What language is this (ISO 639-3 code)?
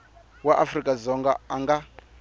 tso